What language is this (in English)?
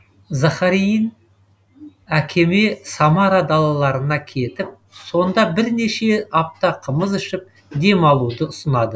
Kazakh